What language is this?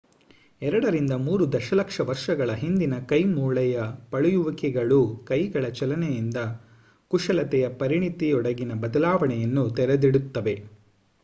Kannada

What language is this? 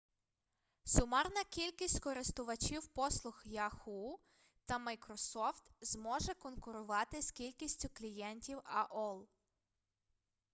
Ukrainian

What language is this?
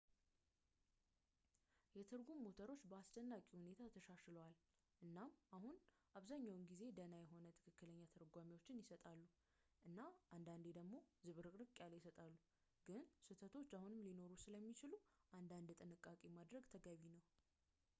Amharic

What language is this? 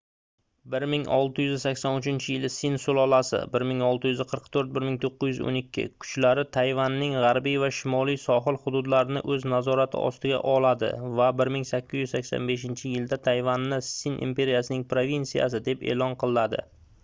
Uzbek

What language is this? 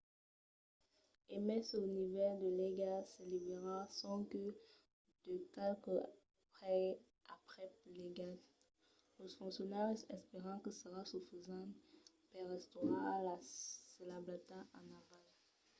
Occitan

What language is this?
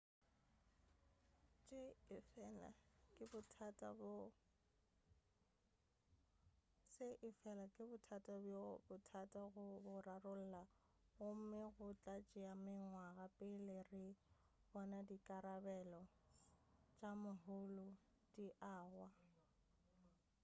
Northern Sotho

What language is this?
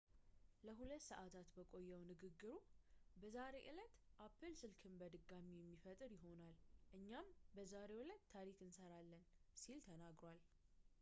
Amharic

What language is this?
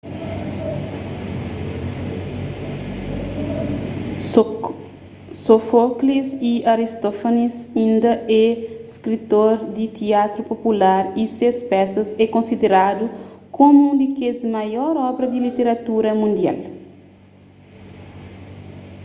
Kabuverdianu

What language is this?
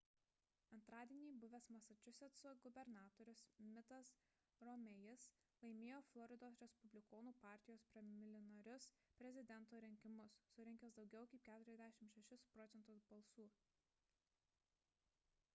Lithuanian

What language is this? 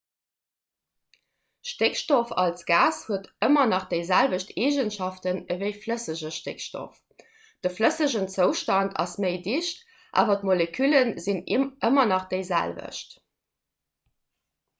Luxembourgish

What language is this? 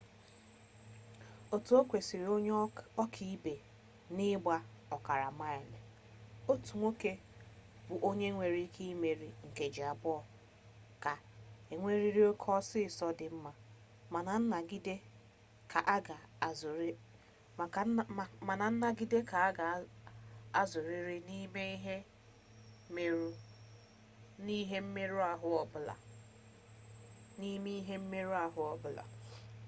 Igbo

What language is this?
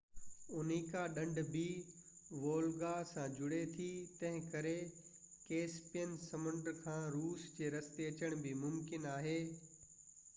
Sindhi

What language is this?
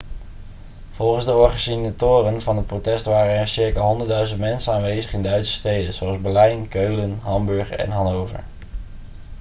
Dutch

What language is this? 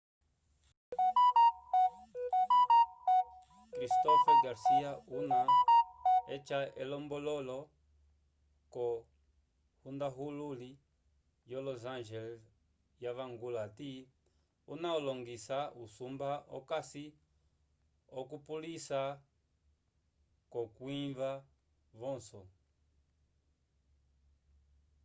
Umbundu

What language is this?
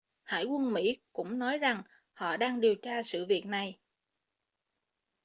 Vietnamese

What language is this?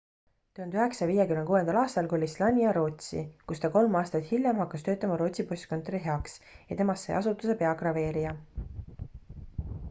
Estonian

